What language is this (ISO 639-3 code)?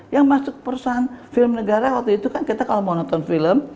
ind